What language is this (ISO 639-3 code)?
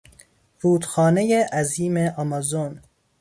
fas